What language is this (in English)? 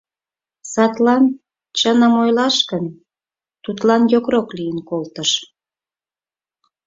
Mari